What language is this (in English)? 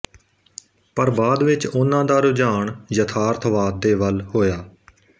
Punjabi